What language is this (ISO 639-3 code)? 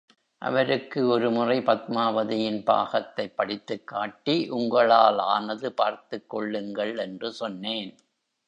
tam